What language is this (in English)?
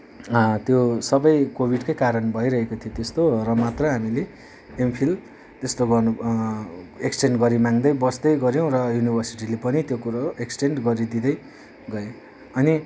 Nepali